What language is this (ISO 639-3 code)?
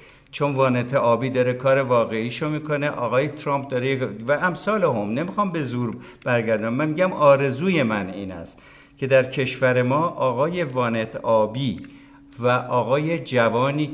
fas